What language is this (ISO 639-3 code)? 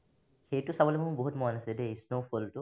asm